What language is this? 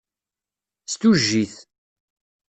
Kabyle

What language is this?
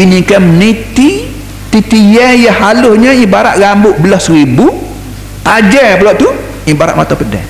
Malay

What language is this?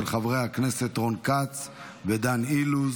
Hebrew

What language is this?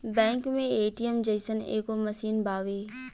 Bhojpuri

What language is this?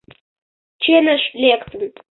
Mari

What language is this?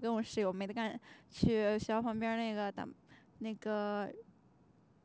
Chinese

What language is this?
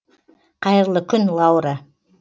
Kazakh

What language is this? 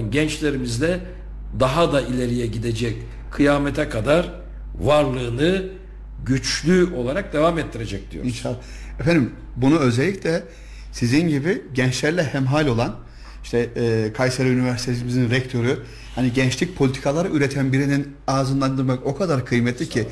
Turkish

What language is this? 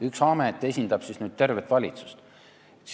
Estonian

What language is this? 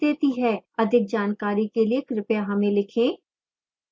Hindi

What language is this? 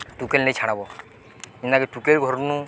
Odia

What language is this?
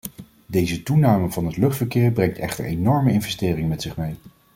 Dutch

